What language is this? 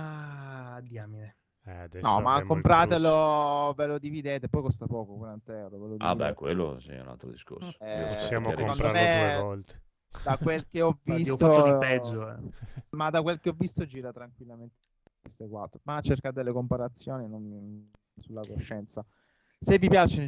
Italian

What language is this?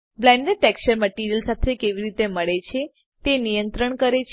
Gujarati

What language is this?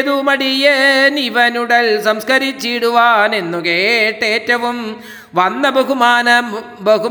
Malayalam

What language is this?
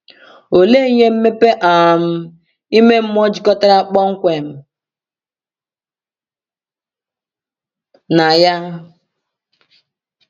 Igbo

